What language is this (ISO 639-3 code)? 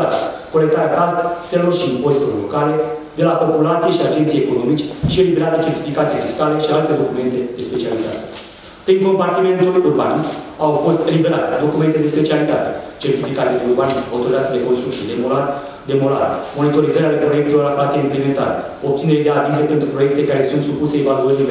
ron